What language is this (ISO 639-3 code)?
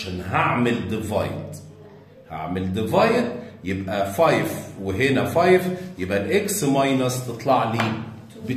ara